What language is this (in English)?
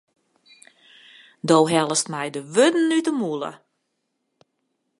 Western Frisian